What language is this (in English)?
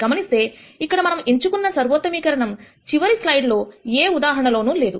Telugu